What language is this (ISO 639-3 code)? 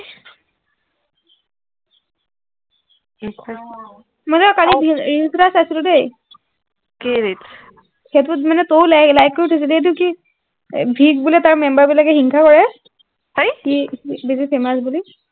asm